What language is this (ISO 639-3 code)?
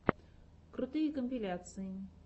rus